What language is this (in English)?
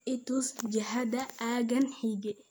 Somali